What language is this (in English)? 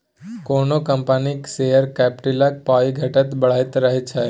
Maithili